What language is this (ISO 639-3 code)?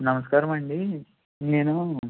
tel